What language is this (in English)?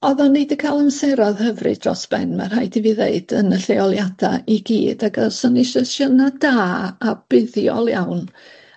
Welsh